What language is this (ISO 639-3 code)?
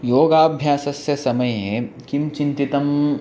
san